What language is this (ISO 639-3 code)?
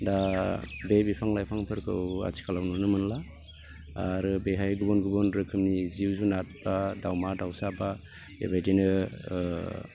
brx